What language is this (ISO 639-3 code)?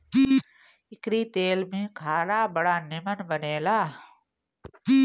bho